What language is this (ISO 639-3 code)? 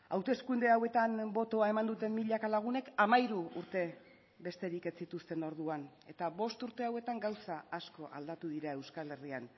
eus